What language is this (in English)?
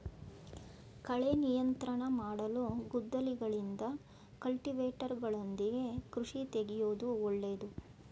Kannada